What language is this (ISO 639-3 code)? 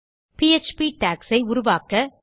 tam